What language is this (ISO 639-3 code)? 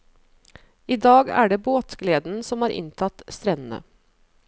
nor